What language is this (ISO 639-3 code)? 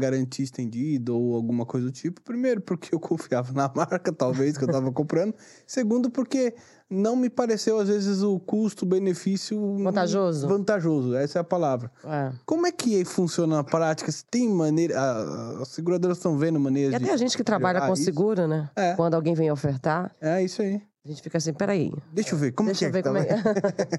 por